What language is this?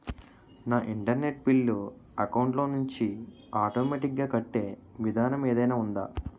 Telugu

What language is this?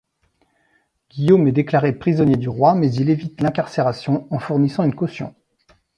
French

